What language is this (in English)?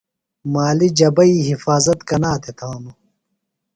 Phalura